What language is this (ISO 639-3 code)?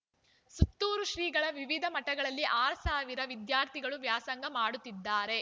kan